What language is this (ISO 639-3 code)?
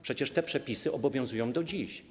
pol